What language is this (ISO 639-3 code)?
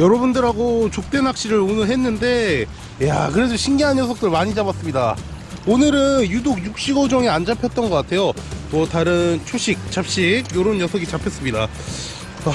kor